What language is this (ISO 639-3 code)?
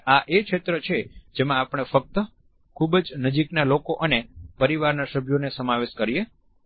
guj